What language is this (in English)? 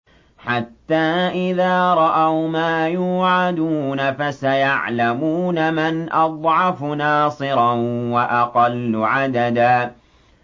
Arabic